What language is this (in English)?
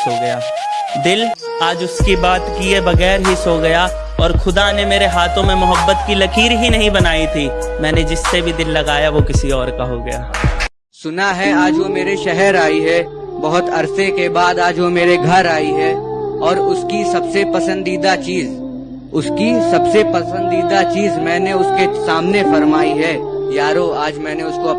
Hindi